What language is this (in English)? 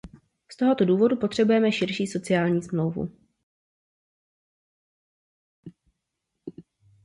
Czech